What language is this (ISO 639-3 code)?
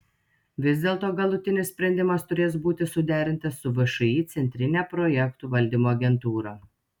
lit